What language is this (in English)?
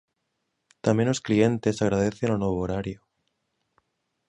Galician